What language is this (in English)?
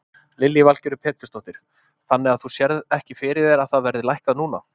Icelandic